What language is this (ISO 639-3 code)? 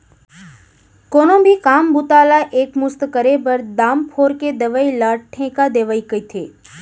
hne